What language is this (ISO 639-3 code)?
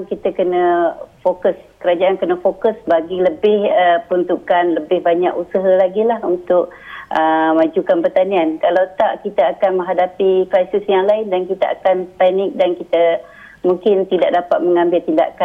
msa